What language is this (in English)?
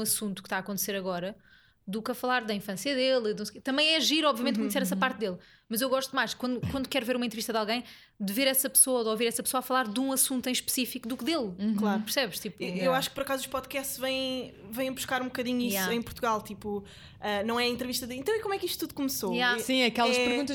Portuguese